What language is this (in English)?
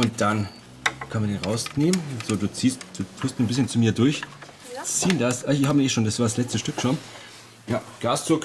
German